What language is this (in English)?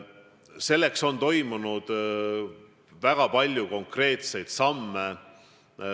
Estonian